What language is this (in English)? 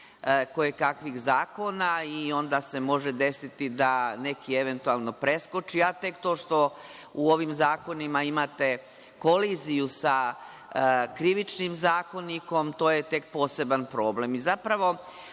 Serbian